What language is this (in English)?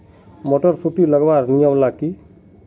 Magahi